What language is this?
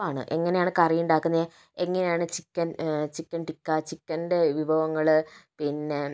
Malayalam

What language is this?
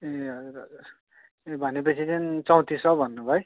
Nepali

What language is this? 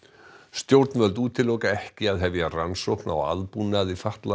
Icelandic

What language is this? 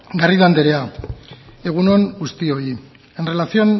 Basque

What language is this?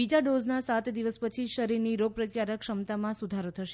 Gujarati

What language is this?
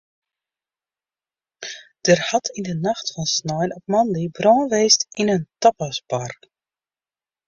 Western Frisian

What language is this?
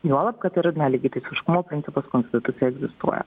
Lithuanian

